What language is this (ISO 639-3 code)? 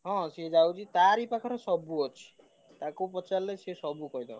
ori